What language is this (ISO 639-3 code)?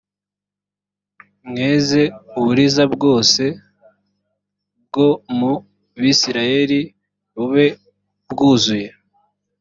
kin